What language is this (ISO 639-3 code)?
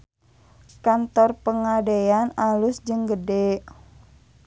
sun